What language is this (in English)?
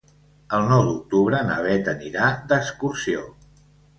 Catalan